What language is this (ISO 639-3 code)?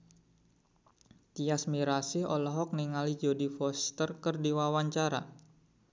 sun